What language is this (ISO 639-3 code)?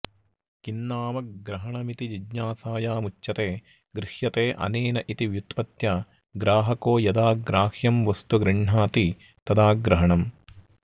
san